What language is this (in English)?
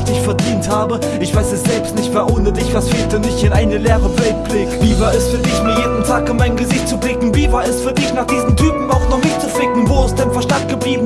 German